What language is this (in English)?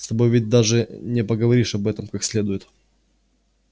Russian